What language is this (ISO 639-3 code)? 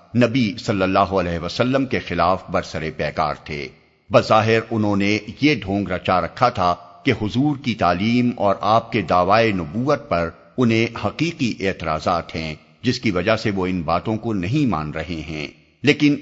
urd